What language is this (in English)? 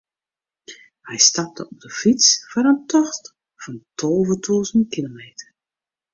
Western Frisian